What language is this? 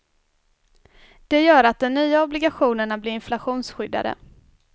Swedish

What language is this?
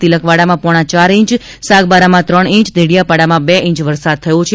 Gujarati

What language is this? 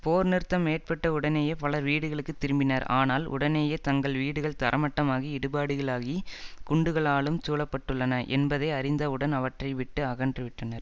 Tamil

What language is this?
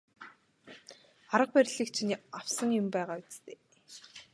Mongolian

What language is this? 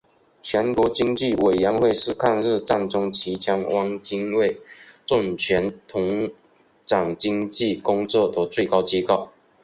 Chinese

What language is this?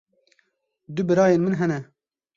Kurdish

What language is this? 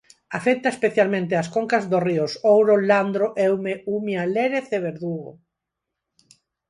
Galician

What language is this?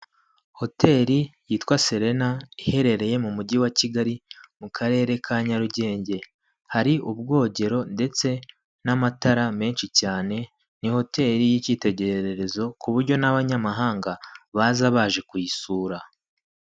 Kinyarwanda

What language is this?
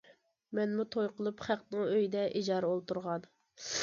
Uyghur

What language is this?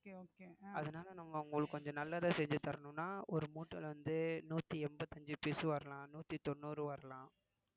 Tamil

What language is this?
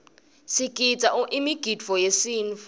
Swati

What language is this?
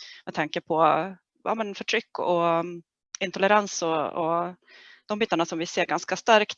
Swedish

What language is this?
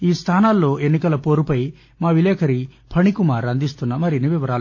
Telugu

